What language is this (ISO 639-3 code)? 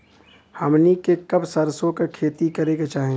bho